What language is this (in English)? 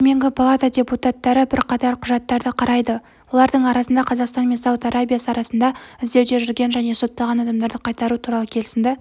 Kazakh